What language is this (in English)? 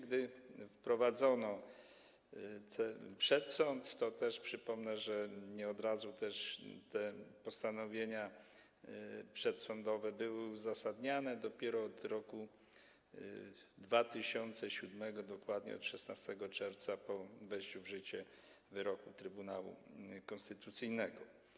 Polish